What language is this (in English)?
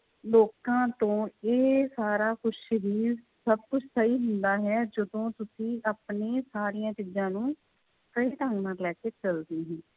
Punjabi